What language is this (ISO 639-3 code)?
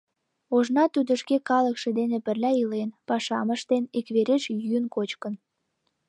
chm